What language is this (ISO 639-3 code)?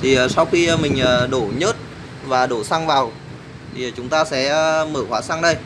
vie